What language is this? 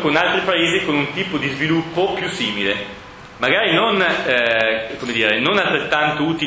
Italian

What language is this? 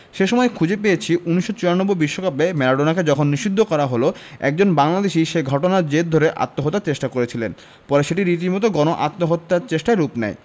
Bangla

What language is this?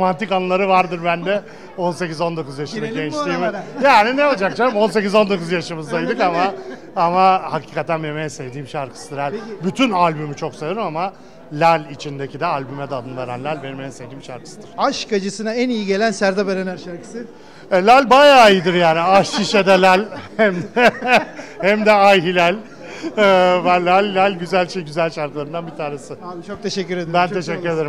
Turkish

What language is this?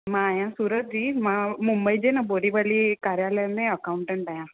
Sindhi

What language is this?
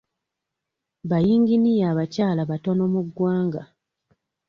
Ganda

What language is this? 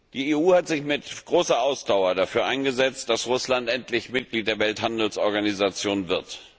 German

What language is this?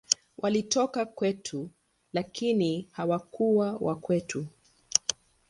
Swahili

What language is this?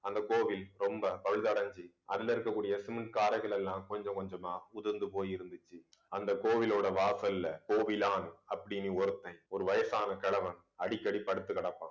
Tamil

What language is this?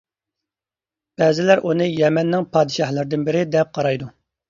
Uyghur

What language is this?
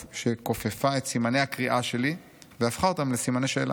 Hebrew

